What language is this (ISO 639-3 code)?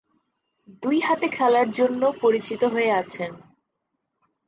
ben